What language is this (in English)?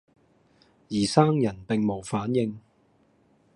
Cantonese